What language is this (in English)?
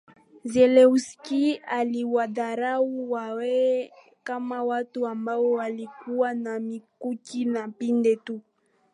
Swahili